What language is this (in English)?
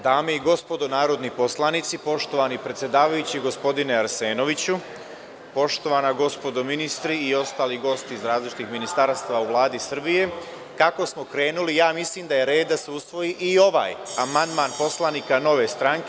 Serbian